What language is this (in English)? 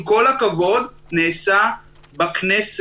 Hebrew